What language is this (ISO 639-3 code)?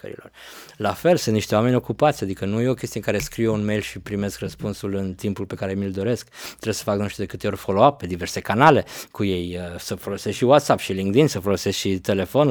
ron